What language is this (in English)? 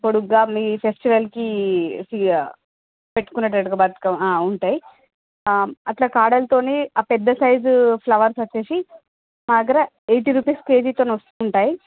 Telugu